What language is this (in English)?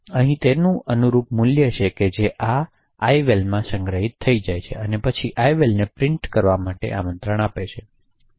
Gujarati